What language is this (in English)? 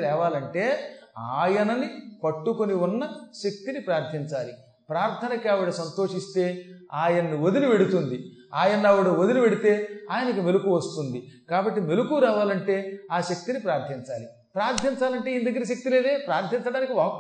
Telugu